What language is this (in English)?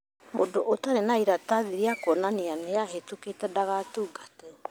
Kikuyu